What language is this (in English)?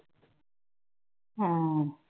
Punjabi